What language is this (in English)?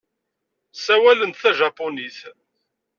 Kabyle